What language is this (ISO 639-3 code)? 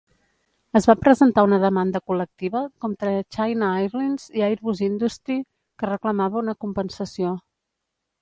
cat